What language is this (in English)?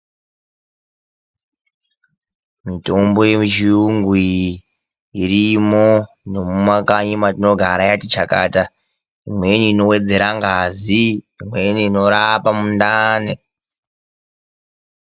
Ndau